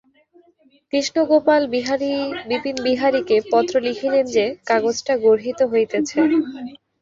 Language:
Bangla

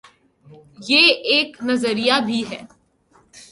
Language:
Urdu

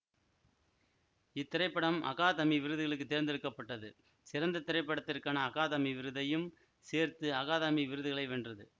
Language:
Tamil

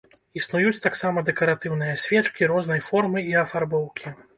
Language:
Belarusian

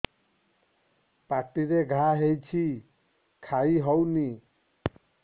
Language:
Odia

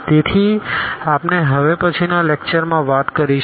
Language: Gujarati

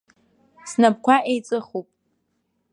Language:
Abkhazian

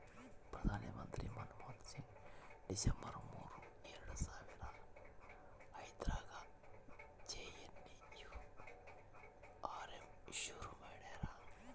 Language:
Kannada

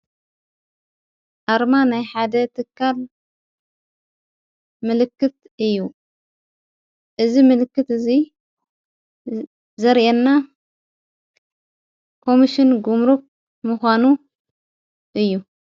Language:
Tigrinya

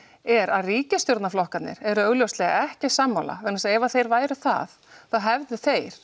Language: Icelandic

